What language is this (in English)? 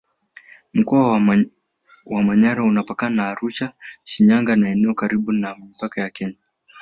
Swahili